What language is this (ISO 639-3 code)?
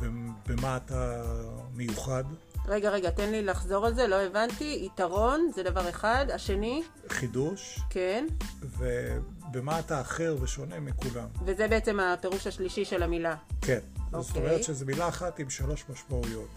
heb